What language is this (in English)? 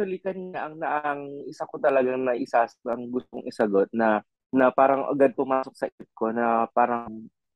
Filipino